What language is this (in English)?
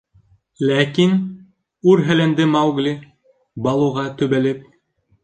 Bashkir